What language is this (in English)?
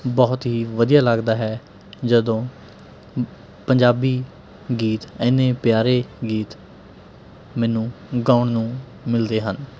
Punjabi